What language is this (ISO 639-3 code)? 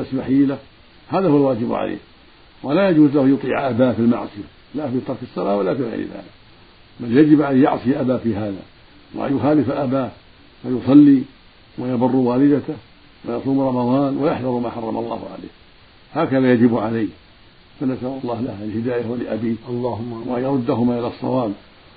ara